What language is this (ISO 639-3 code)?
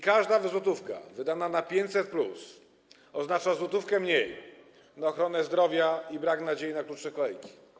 pol